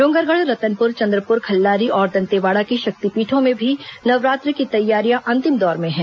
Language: Hindi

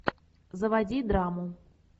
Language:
Russian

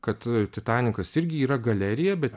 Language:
Lithuanian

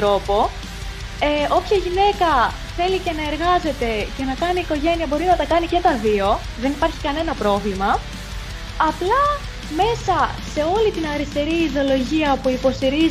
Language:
Greek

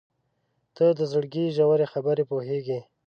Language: Pashto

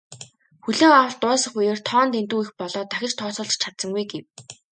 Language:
Mongolian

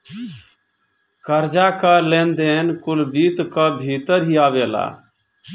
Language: Bhojpuri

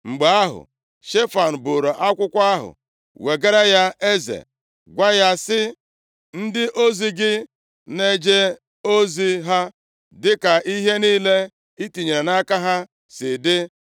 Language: Igbo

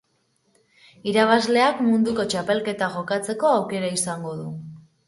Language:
Basque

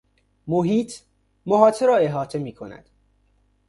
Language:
Persian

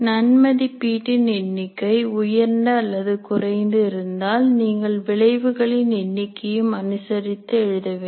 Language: Tamil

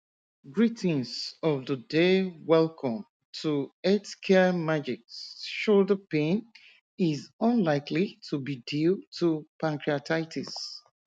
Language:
Yoruba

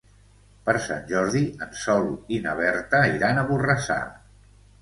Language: Catalan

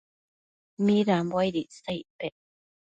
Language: Matsés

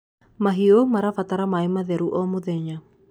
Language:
Kikuyu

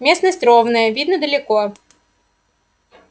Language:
Russian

